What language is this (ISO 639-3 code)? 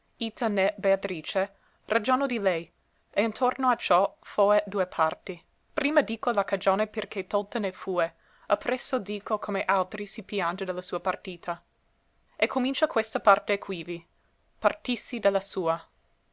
ita